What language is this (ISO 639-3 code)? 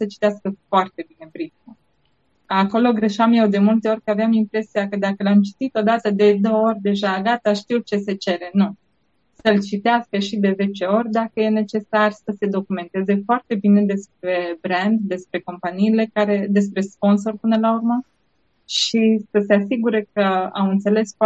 ron